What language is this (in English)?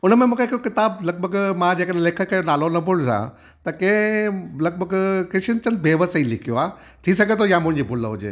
Sindhi